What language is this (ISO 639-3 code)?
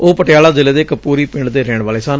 pan